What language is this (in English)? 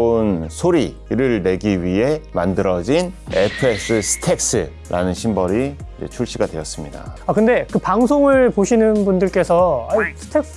Korean